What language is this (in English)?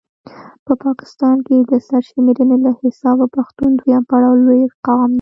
Pashto